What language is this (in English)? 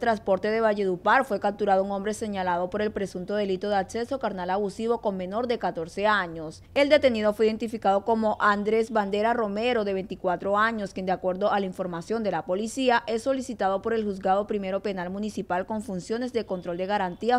Spanish